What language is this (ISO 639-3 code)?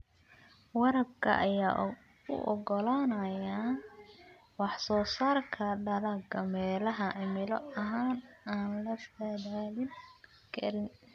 som